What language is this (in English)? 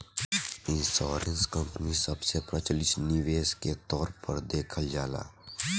Bhojpuri